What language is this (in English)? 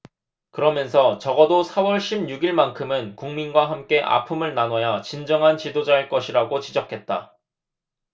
Korean